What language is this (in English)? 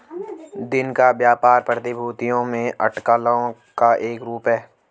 Hindi